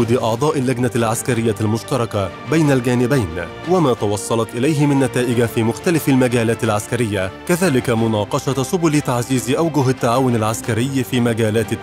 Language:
Arabic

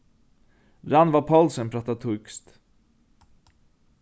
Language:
Faroese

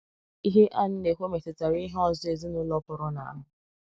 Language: Igbo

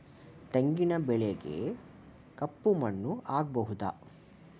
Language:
Kannada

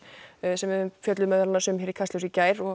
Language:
Icelandic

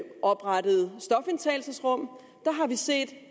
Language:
Danish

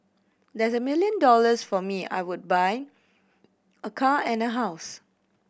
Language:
English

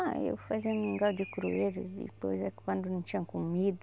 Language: Portuguese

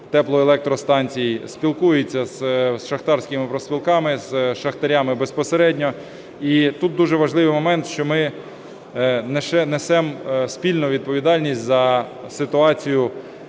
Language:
Ukrainian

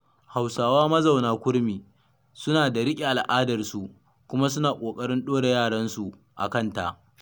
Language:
Hausa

